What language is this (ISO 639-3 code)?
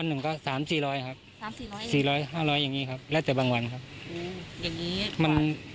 tha